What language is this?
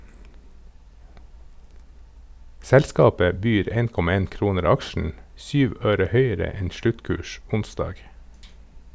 Norwegian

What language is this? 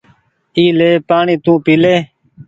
Goaria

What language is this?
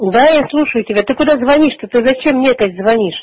Russian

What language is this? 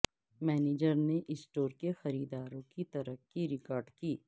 Urdu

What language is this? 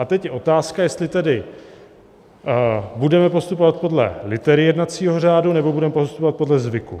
Czech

